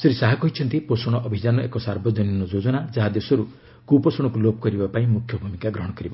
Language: Odia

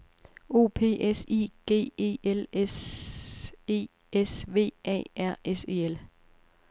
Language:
Danish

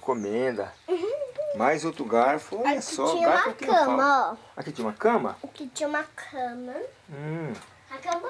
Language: Portuguese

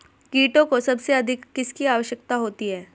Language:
Hindi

